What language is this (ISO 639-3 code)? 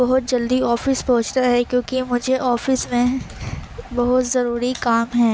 urd